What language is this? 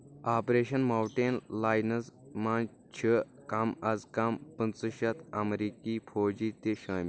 Kashmiri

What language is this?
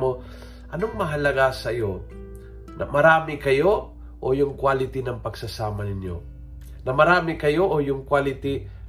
Filipino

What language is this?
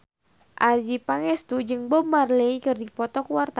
Sundanese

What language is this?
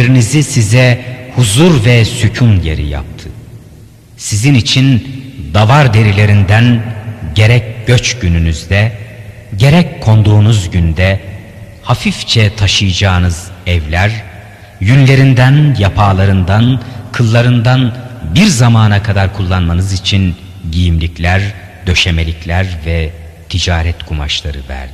Turkish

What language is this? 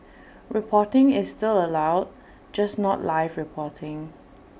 English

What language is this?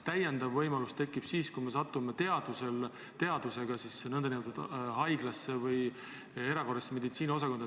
Estonian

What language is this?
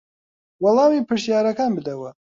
Central Kurdish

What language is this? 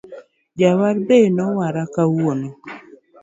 Luo (Kenya and Tanzania)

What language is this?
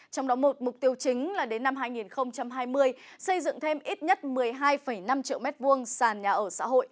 Vietnamese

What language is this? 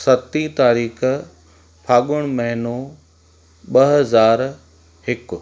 Sindhi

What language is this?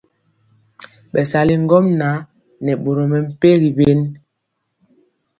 Mpiemo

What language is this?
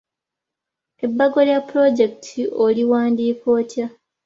Ganda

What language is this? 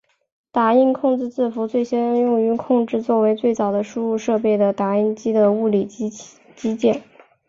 Chinese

